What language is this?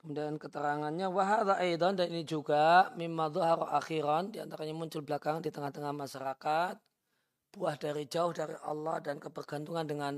Indonesian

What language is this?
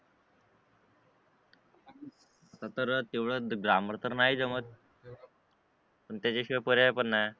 Marathi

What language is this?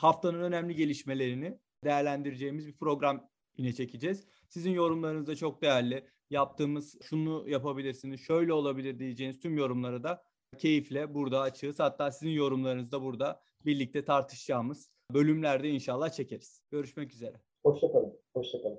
Turkish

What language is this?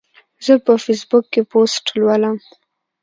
Pashto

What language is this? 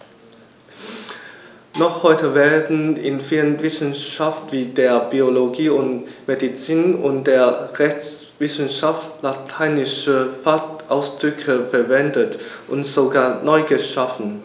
German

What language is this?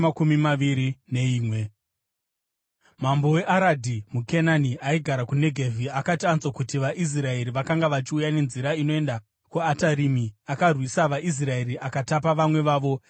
Shona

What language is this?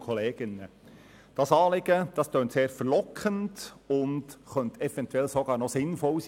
Swiss German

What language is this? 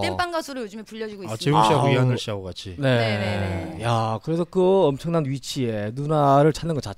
Korean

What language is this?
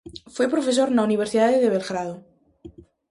Galician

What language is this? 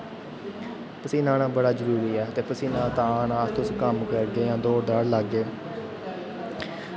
Dogri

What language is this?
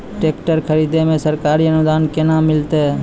Maithili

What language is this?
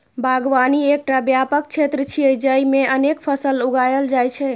Maithili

